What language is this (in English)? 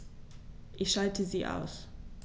German